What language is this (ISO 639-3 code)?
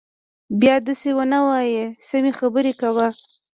pus